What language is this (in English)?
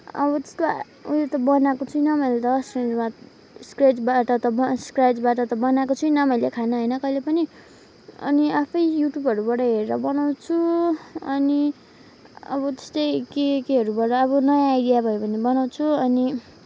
Nepali